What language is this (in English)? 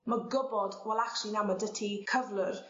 Welsh